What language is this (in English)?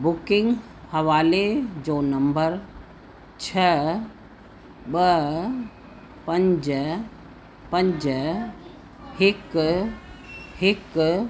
Sindhi